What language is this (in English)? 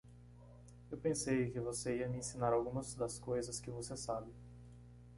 Portuguese